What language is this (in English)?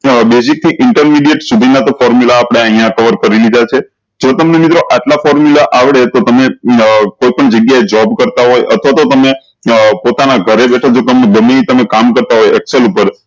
Gujarati